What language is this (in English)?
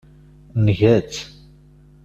Kabyle